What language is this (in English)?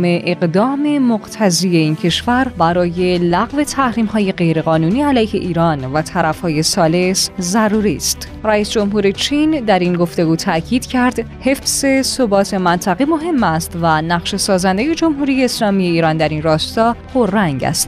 Persian